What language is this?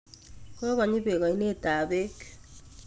Kalenjin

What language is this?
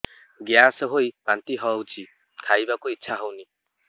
Odia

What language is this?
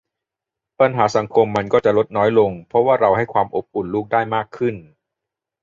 Thai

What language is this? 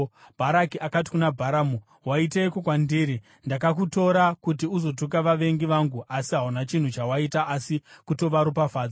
Shona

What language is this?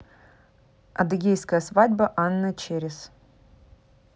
Russian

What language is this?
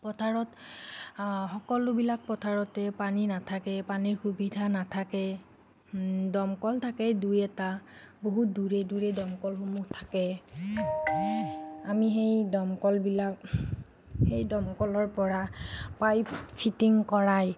Assamese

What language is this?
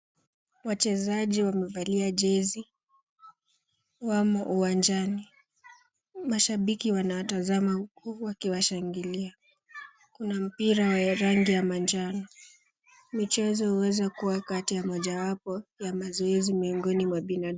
Swahili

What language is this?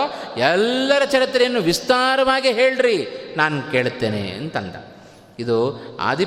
Kannada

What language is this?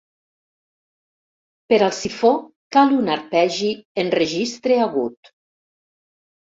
Catalan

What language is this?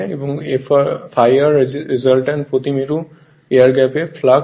Bangla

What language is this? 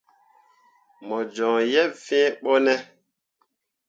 Mundang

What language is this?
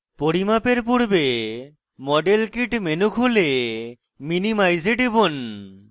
Bangla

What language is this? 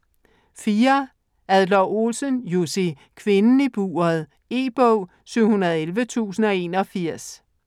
Danish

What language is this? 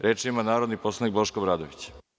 Serbian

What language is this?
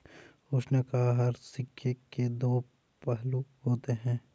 Hindi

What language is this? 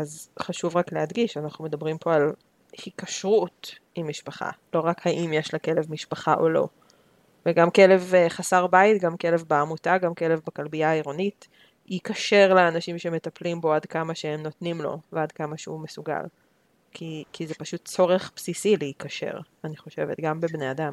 Hebrew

